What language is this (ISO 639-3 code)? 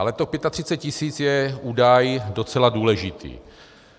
ces